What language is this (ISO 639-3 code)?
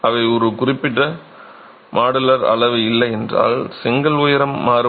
tam